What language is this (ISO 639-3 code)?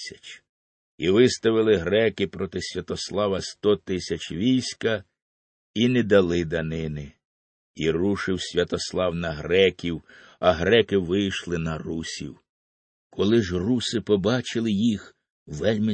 ukr